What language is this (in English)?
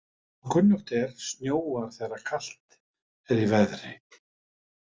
Icelandic